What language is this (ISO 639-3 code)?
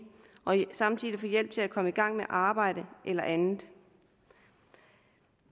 dan